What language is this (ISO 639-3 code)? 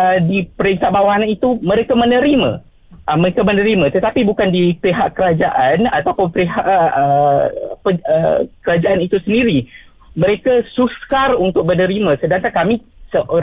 msa